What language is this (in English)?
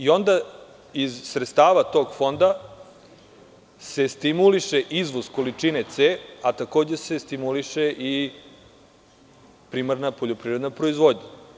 Serbian